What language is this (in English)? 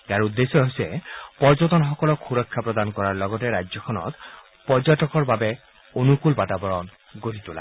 Assamese